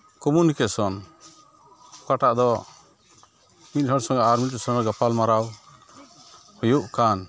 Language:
Santali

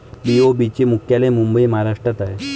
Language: Marathi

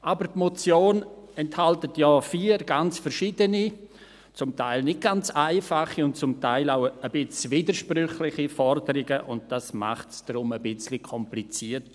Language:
Swiss German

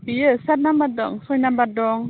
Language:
Bodo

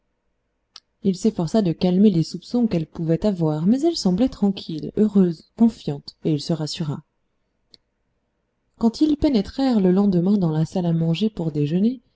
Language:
French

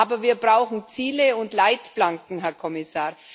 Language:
German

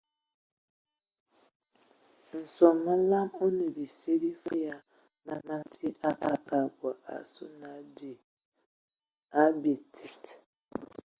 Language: Ewondo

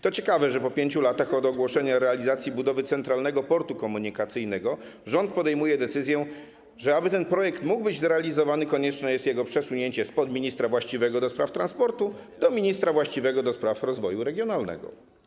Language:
Polish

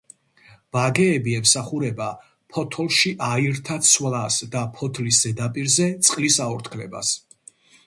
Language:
Georgian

